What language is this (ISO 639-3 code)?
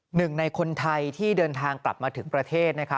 tha